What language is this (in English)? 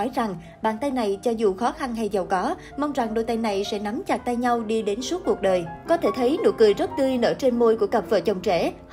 Vietnamese